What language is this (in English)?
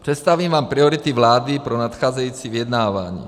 Czech